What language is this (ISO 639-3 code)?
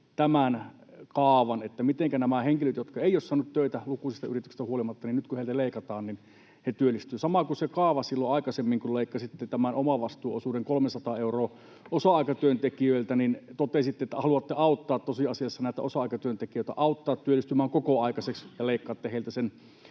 fin